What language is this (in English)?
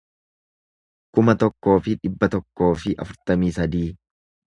Oromo